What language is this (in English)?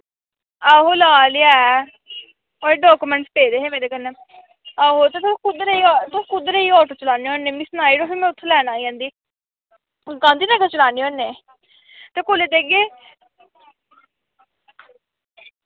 Dogri